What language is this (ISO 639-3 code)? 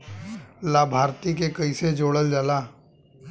bho